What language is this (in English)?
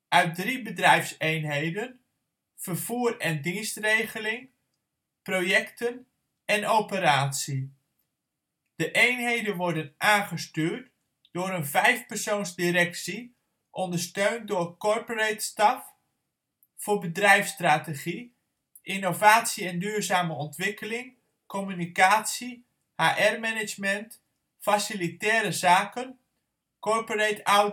Dutch